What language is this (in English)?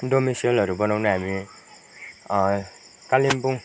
Nepali